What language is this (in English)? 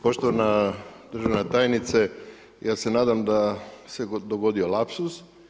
Croatian